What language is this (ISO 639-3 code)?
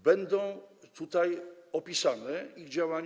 pol